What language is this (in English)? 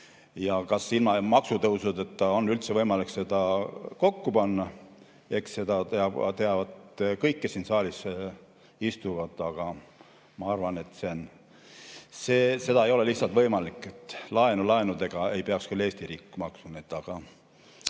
Estonian